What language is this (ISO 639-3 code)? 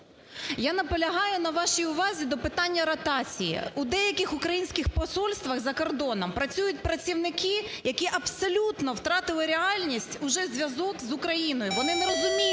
ukr